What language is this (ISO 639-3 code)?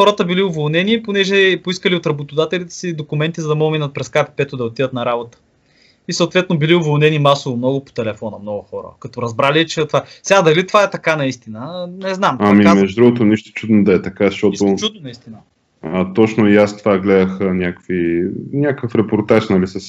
bul